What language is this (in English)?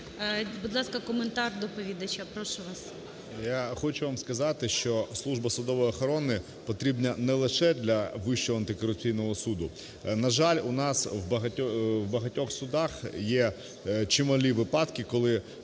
Ukrainian